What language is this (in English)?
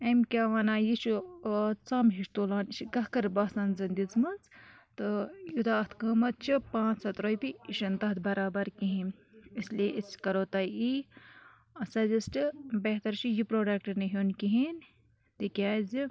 Kashmiri